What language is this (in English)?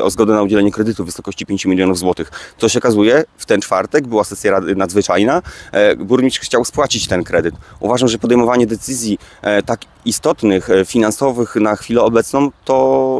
Polish